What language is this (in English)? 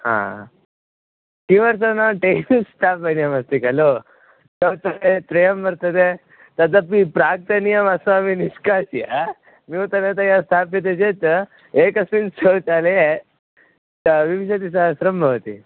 Sanskrit